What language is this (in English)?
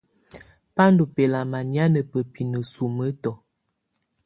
Tunen